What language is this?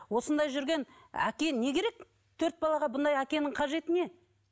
Kazakh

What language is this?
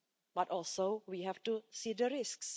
English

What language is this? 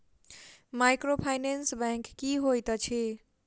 Maithili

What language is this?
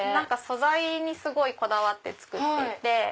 Japanese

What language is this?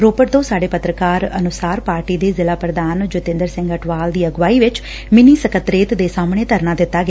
Punjabi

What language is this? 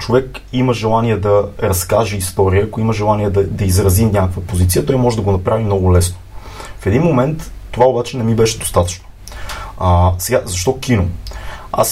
Bulgarian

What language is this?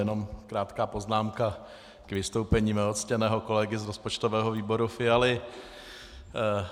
Czech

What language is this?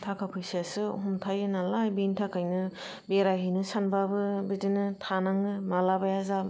Bodo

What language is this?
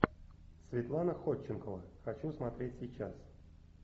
Russian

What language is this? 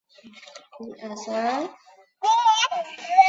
Chinese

